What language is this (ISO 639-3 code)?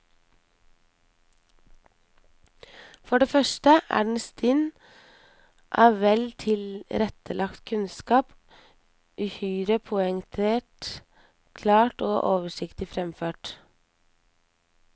nor